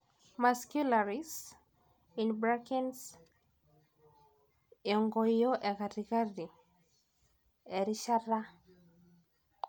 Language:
Masai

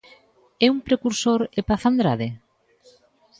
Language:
Galician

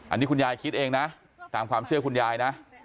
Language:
Thai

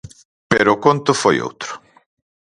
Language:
Galician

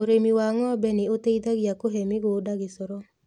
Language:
Kikuyu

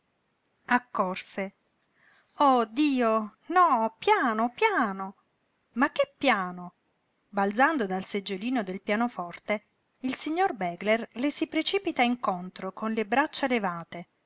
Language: Italian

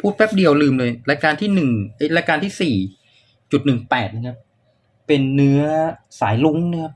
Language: Thai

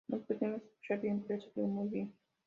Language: Spanish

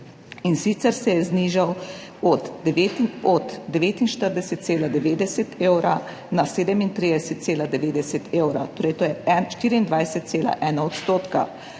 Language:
Slovenian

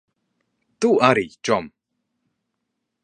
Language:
Latvian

